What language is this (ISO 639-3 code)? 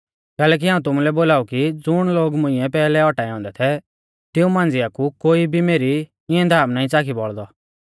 bfz